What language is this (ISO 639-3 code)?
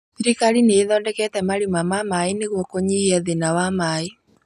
kik